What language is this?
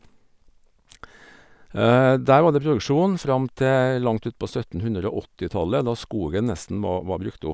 Norwegian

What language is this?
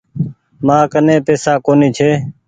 Goaria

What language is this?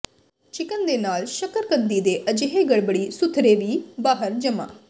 Punjabi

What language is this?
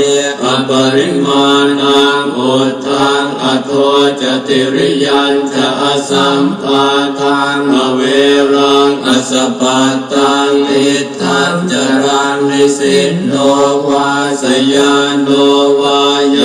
Romanian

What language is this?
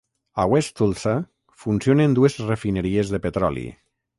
Catalan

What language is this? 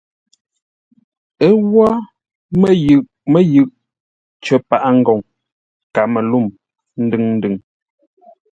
Ngombale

